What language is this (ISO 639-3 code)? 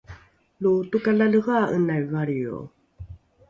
dru